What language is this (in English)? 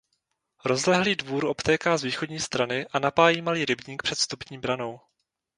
Czech